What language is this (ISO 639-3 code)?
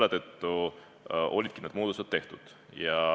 est